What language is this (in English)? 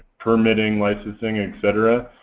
English